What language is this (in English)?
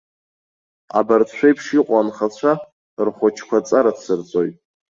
Abkhazian